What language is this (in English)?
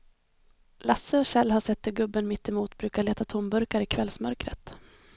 Swedish